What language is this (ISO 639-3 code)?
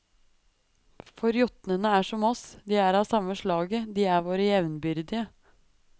nor